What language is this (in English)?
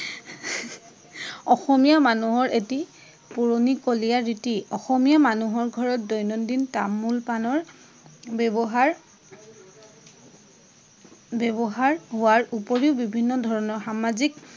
Assamese